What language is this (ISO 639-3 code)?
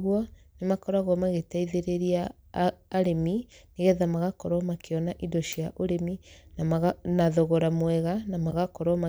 kik